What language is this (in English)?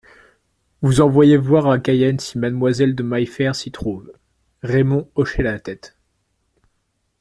French